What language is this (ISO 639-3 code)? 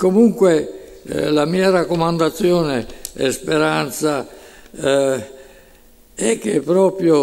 ita